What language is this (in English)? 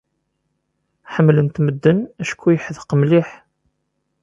Kabyle